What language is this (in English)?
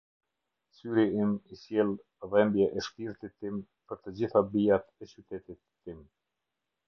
Albanian